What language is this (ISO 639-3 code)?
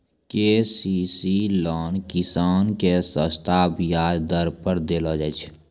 mai